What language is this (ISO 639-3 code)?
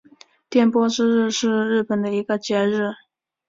zho